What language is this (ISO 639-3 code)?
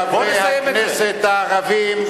heb